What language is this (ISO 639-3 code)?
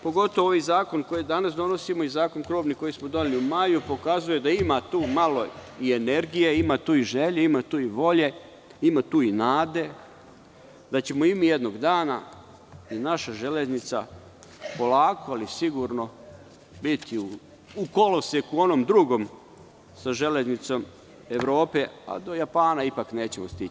srp